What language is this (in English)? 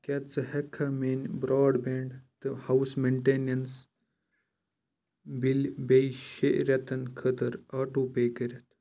Kashmiri